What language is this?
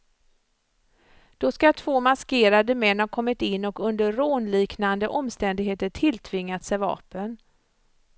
Swedish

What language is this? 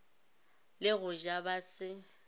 Northern Sotho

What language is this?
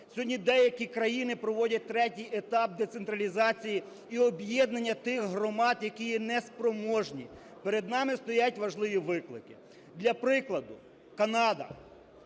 Ukrainian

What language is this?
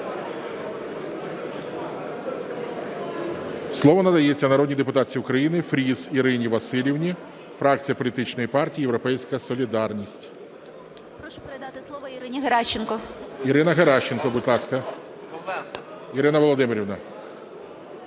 Ukrainian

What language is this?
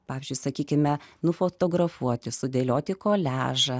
Lithuanian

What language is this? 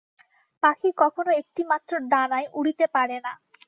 Bangla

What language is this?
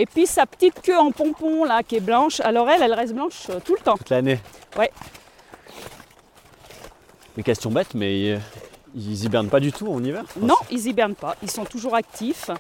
French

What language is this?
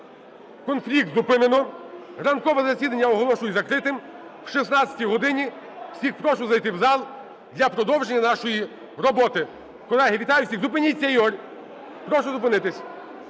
Ukrainian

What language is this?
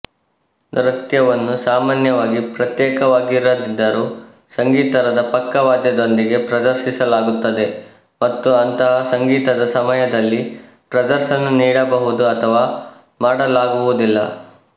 Kannada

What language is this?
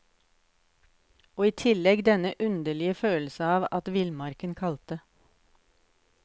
Norwegian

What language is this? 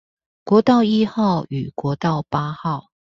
Chinese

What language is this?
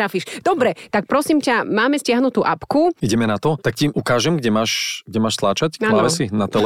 Slovak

